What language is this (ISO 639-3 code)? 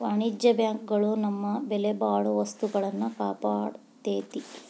kan